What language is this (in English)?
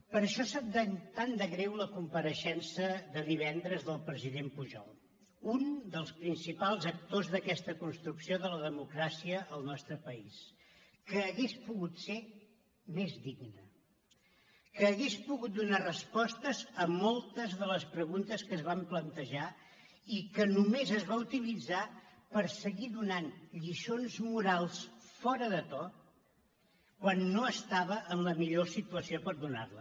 Catalan